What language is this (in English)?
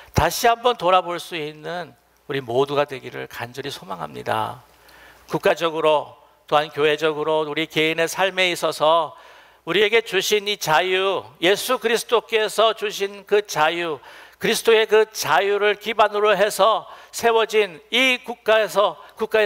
Korean